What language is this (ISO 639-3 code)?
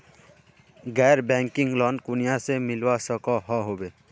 mag